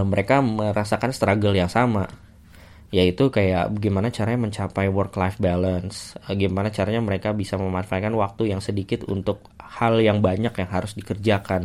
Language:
Indonesian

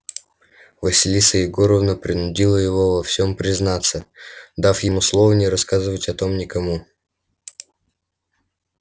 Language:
Russian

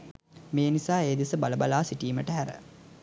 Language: Sinhala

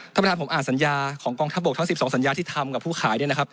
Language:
Thai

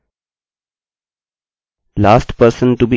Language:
Hindi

